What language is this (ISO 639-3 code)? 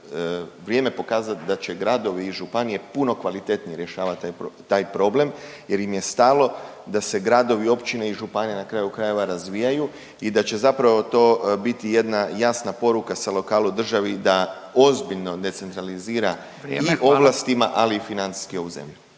hrv